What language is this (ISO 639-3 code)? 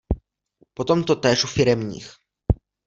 ces